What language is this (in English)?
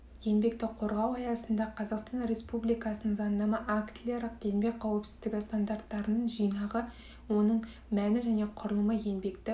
Kazakh